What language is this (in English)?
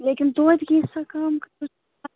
Kashmiri